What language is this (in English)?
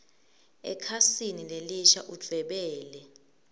Swati